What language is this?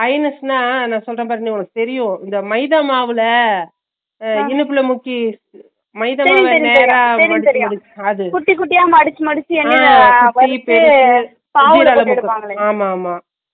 Tamil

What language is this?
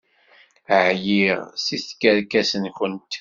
Kabyle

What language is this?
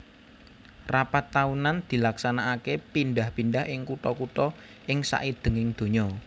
Javanese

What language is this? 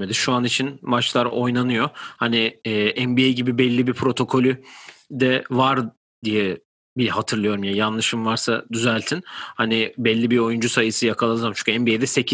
Turkish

